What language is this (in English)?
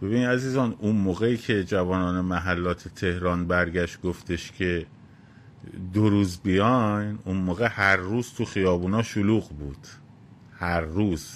Persian